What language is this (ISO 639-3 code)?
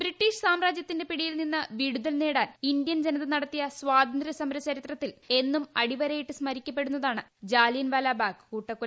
mal